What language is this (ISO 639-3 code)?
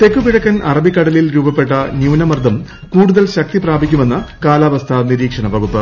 mal